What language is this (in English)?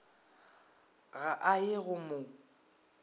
Northern Sotho